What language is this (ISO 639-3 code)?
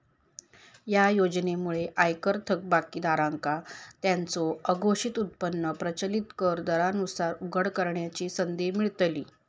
mar